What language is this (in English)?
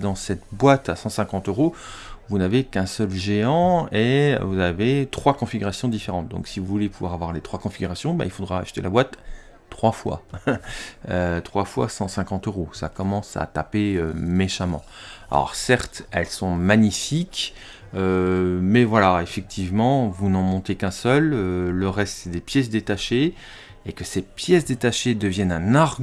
French